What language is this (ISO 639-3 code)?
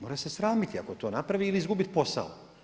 hrv